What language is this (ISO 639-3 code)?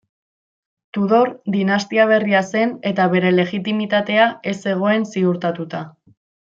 eus